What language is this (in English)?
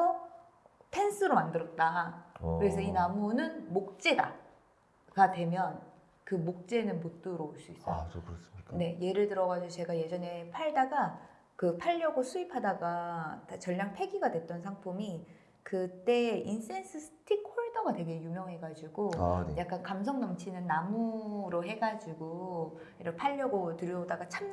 Korean